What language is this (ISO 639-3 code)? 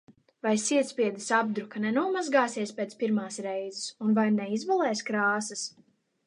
lav